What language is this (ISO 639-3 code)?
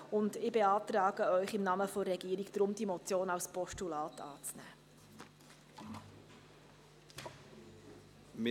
gsw